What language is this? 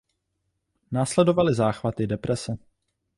Czech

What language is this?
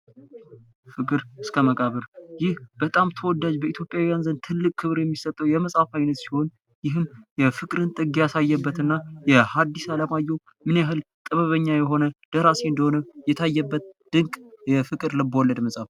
Amharic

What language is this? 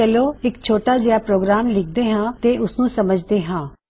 Punjabi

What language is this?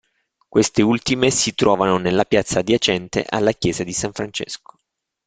Italian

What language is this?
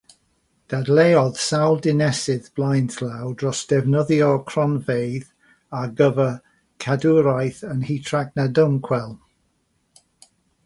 Welsh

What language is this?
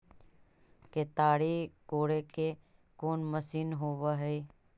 Magahi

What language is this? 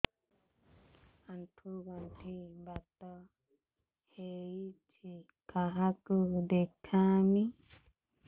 Odia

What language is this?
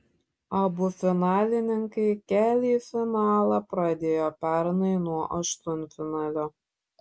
Lithuanian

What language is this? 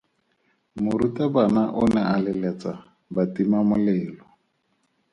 Tswana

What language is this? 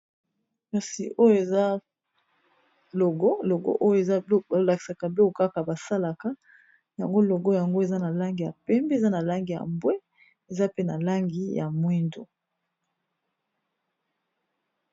Lingala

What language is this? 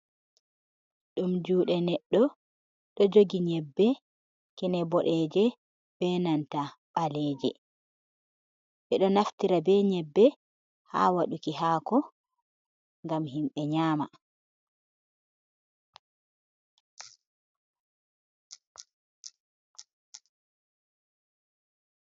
Fula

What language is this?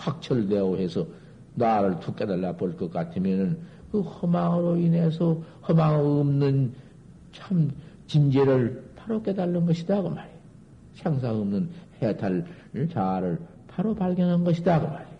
Korean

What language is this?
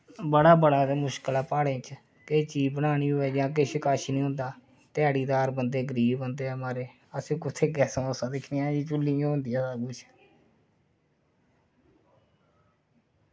Dogri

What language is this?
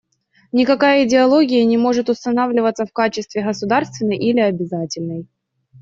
Russian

